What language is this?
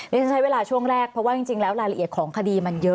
Thai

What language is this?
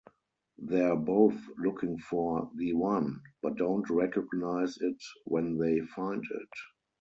English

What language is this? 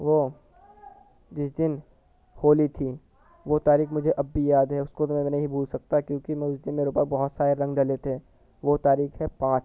Urdu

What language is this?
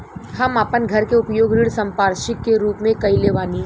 Bhojpuri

